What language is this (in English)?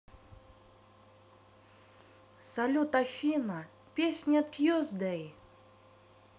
Russian